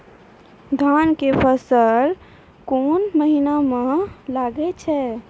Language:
Maithili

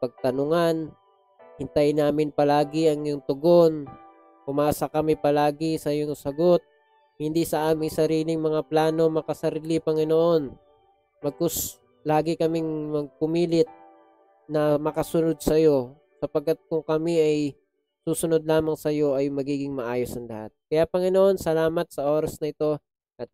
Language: Filipino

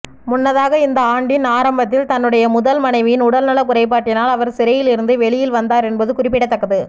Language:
Tamil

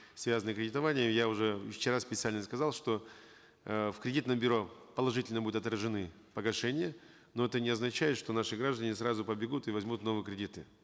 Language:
Kazakh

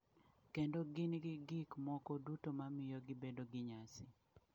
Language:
Luo (Kenya and Tanzania)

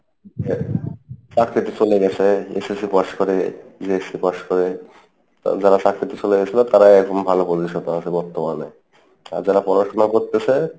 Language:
Bangla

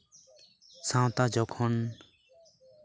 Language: Santali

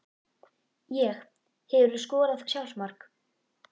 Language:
Icelandic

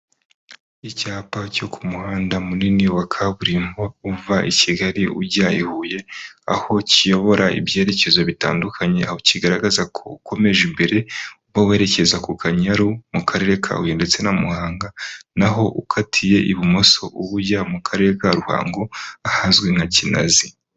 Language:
Kinyarwanda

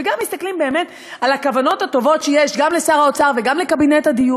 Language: Hebrew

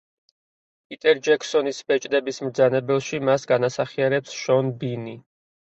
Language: Georgian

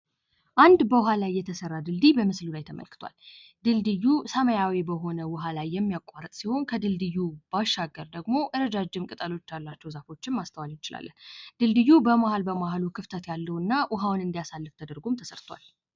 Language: Amharic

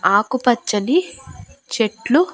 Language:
Telugu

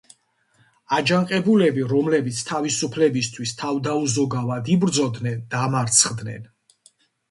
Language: Georgian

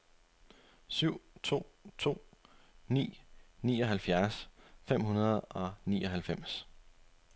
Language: Danish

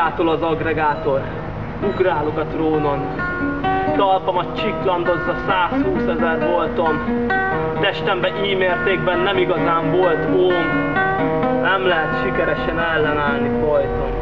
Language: Hungarian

